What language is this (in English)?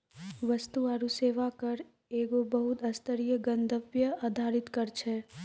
Maithili